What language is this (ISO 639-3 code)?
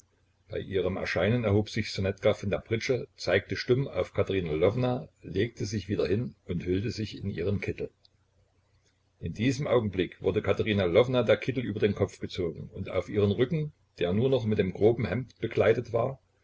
deu